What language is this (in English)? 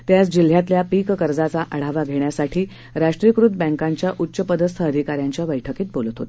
Marathi